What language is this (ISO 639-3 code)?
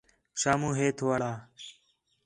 xhe